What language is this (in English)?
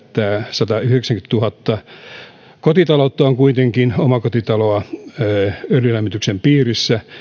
Finnish